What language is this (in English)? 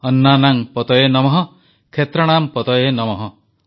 Odia